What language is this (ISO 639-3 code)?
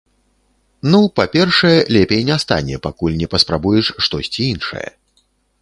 bel